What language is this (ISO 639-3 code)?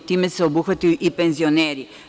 srp